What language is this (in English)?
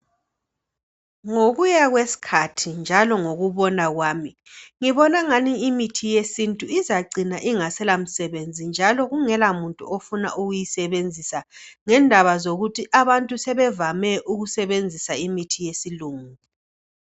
North Ndebele